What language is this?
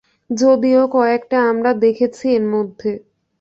Bangla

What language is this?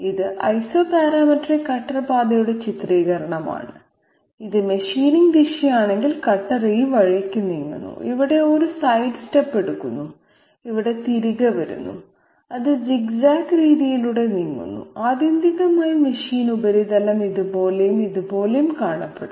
Malayalam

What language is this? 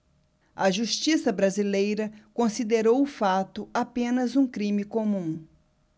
Portuguese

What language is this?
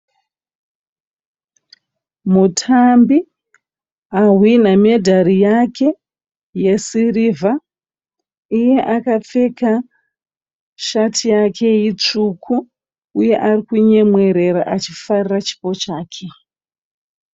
Shona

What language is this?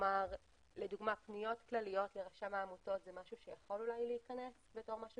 Hebrew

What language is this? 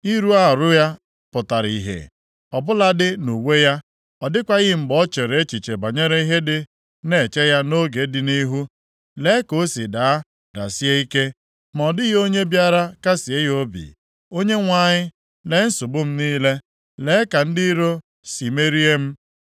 Igbo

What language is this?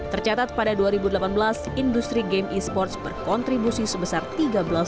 Indonesian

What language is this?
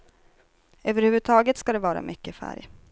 Swedish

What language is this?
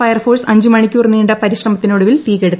Malayalam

